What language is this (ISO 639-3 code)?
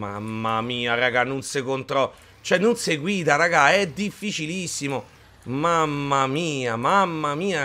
ita